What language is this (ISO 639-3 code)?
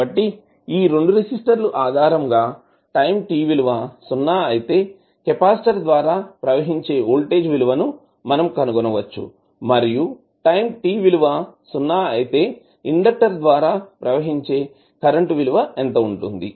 tel